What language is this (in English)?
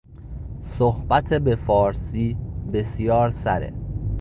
Persian